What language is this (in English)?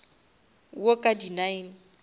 Northern Sotho